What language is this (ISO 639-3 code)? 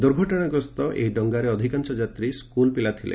ori